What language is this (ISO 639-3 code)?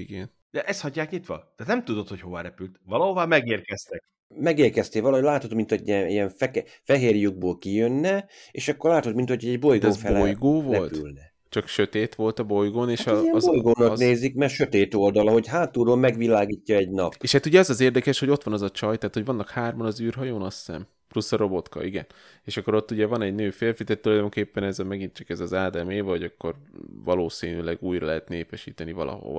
hun